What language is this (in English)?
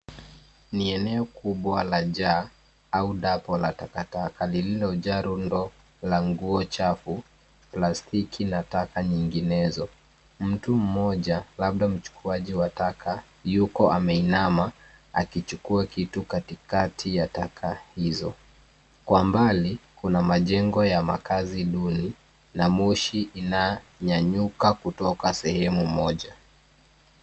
Swahili